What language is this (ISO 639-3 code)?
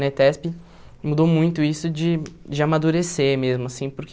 por